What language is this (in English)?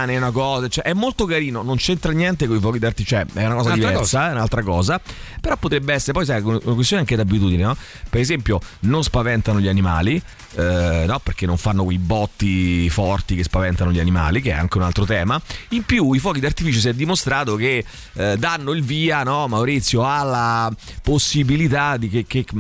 Italian